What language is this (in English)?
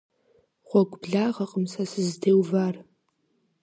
Kabardian